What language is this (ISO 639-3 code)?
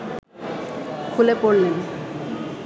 ben